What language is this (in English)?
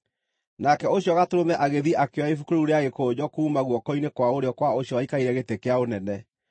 Kikuyu